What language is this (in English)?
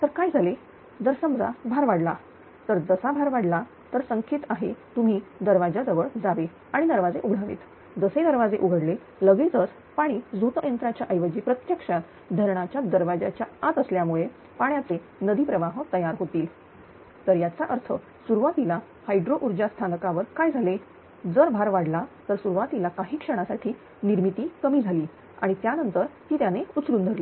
Marathi